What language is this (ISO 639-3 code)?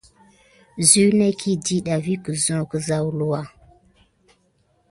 gid